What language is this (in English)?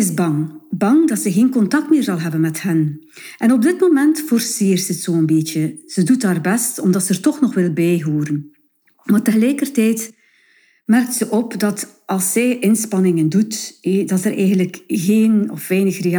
Dutch